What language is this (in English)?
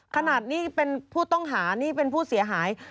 Thai